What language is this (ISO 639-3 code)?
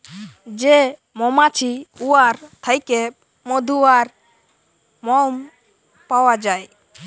ben